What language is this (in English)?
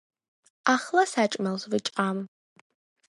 Georgian